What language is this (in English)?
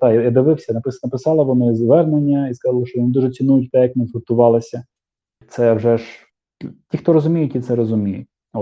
Ukrainian